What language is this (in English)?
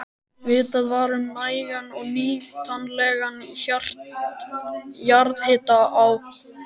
Icelandic